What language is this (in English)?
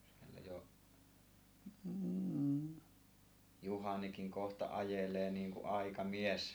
Finnish